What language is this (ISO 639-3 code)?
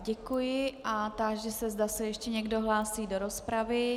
ces